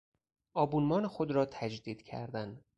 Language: Persian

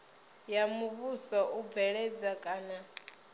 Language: Venda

